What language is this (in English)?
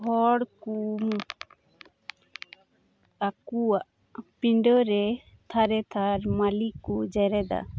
Santali